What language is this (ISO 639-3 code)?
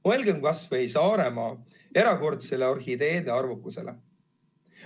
est